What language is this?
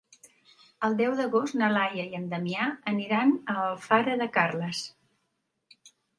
Catalan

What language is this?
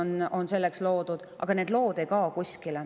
Estonian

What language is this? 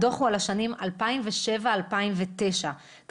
Hebrew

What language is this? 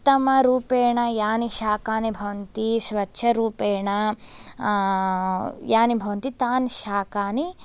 Sanskrit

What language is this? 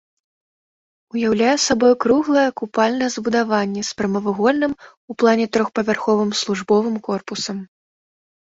Belarusian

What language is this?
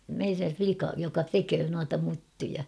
Finnish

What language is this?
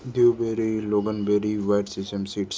Sindhi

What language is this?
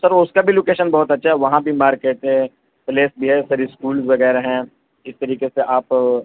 Urdu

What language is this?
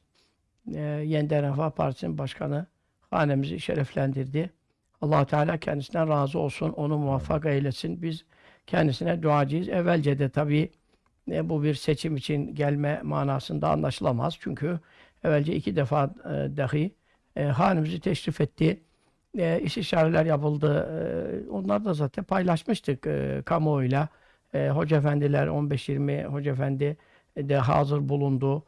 Turkish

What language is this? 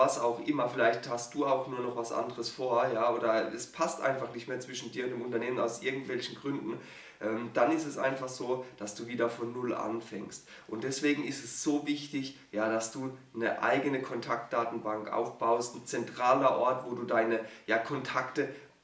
German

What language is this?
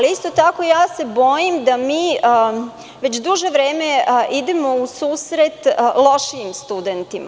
Serbian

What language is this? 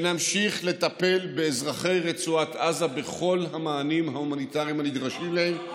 Hebrew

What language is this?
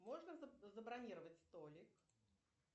Russian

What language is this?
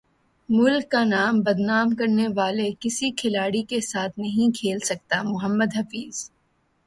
Urdu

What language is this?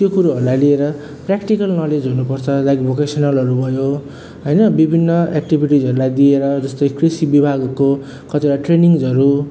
Nepali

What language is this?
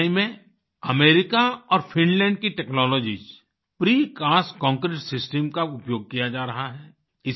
Hindi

